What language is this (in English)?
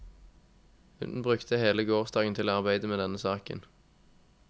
Norwegian